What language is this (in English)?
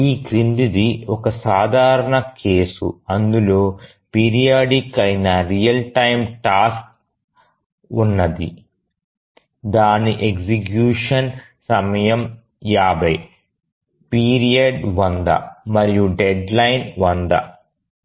Telugu